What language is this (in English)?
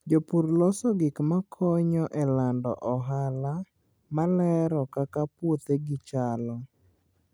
Luo (Kenya and Tanzania)